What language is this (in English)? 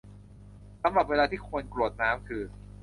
Thai